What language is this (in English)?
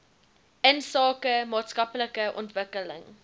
Afrikaans